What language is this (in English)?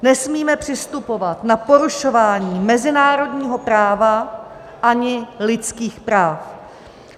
Czech